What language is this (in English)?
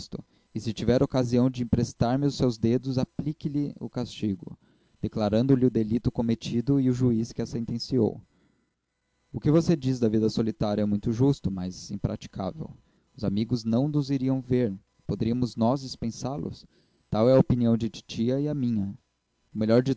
Portuguese